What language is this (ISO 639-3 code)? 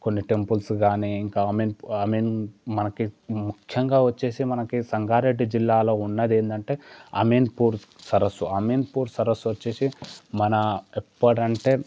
tel